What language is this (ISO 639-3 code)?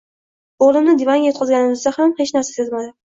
uzb